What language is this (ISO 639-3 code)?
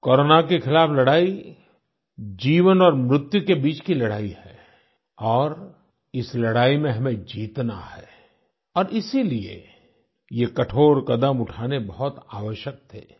hin